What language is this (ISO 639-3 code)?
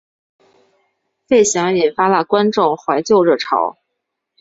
zho